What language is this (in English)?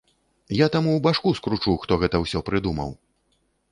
Belarusian